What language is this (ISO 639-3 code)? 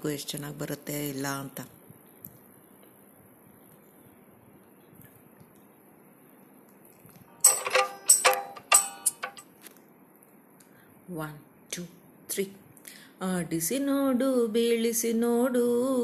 kan